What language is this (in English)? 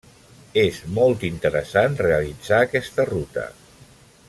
Catalan